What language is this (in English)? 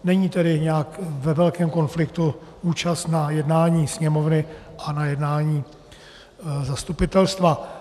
Czech